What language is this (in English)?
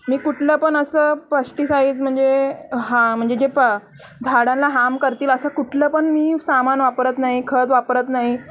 Marathi